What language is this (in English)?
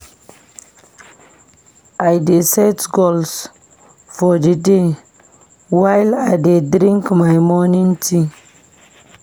Nigerian Pidgin